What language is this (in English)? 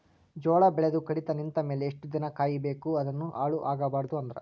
Kannada